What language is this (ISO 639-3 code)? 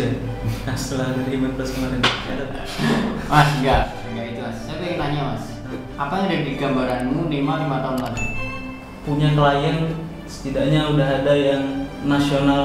ind